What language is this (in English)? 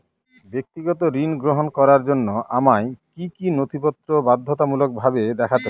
Bangla